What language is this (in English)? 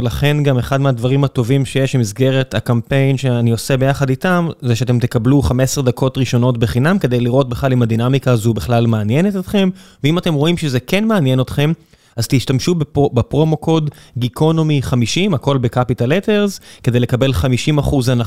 Hebrew